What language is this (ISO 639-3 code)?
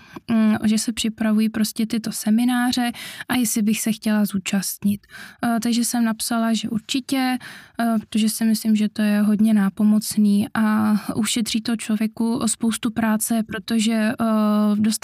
ces